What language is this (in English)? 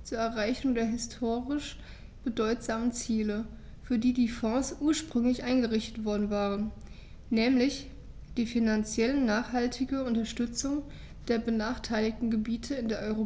German